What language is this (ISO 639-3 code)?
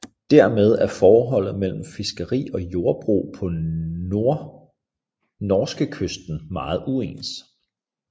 dan